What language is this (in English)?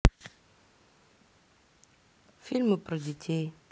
Russian